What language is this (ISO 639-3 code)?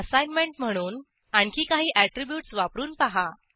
mar